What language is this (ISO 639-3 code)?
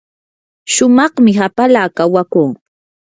qur